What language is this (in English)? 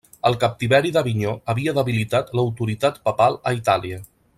Catalan